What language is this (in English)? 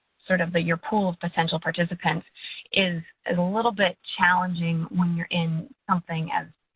English